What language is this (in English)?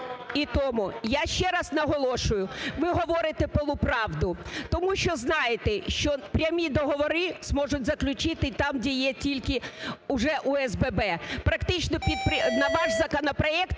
Ukrainian